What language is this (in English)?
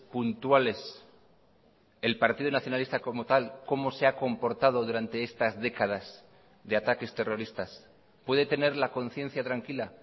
Spanish